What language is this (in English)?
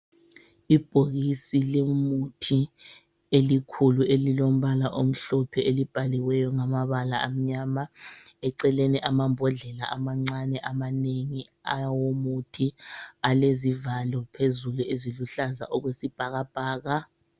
North Ndebele